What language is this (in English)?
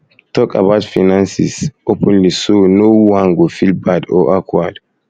Nigerian Pidgin